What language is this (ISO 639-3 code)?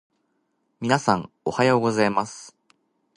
jpn